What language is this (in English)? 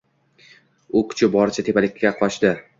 Uzbek